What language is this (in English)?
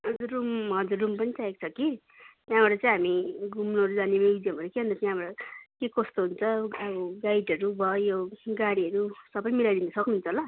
Nepali